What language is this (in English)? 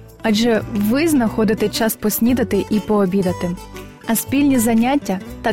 Ukrainian